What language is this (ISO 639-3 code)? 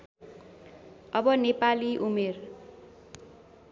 nep